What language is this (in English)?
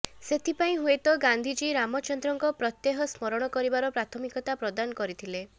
Odia